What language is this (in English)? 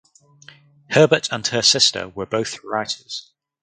English